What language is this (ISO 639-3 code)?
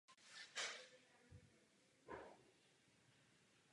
ces